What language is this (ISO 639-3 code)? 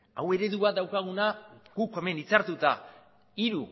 eus